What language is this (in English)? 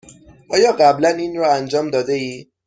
Persian